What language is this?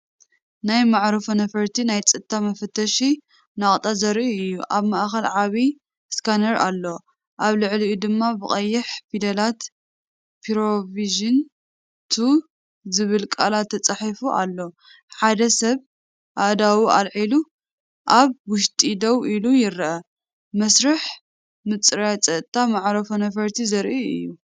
Tigrinya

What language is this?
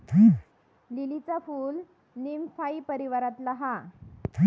Marathi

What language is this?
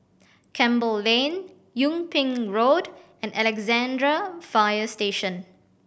English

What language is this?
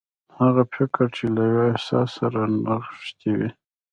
Pashto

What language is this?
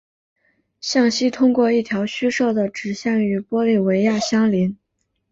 Chinese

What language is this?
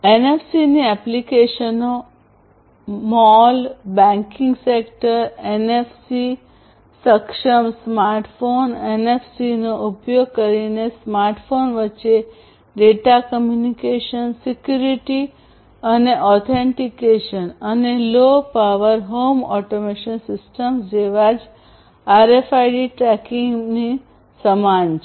Gujarati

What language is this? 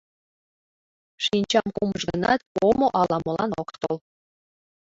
Mari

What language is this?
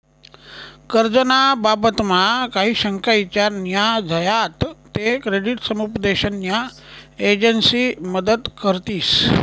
Marathi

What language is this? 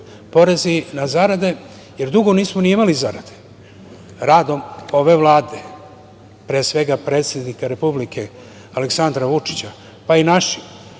Serbian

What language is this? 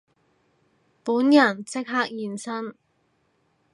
Cantonese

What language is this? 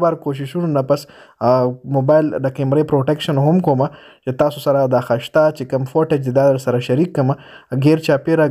Arabic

